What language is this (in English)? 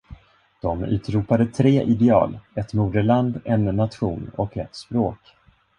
Swedish